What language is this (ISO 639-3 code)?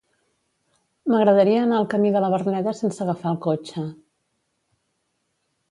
cat